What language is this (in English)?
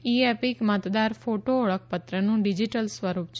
Gujarati